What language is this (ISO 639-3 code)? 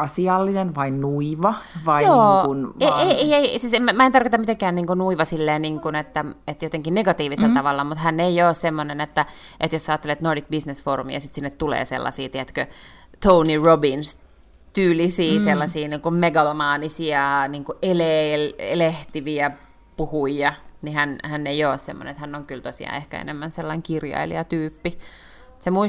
fin